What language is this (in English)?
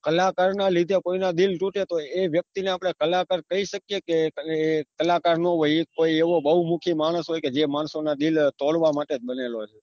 Gujarati